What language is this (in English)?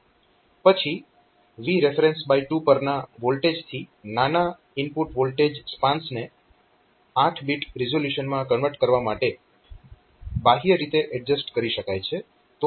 Gujarati